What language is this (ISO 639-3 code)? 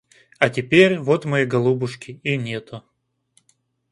rus